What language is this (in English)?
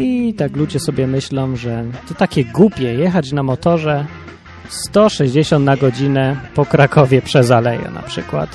Polish